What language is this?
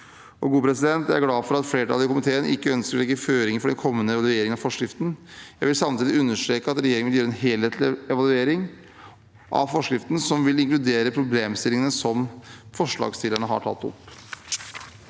Norwegian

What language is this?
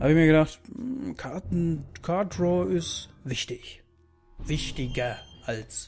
German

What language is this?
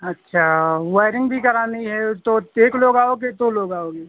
Hindi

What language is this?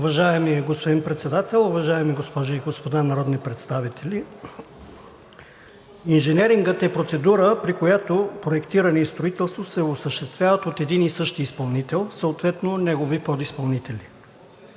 Bulgarian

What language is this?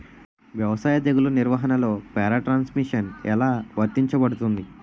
Telugu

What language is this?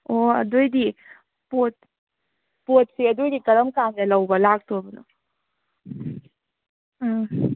Manipuri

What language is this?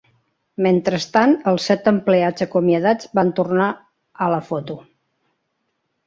Catalan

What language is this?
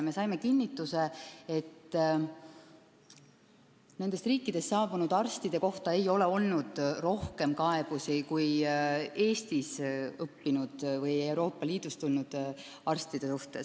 Estonian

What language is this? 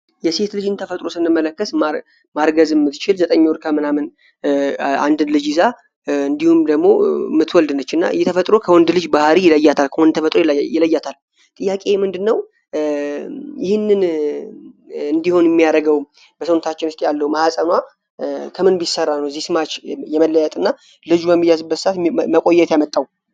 Amharic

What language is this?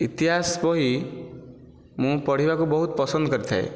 Odia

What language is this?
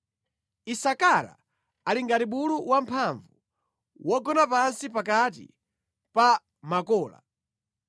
Nyanja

